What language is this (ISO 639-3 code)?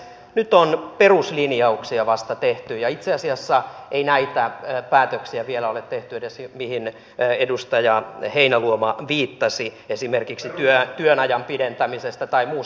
fin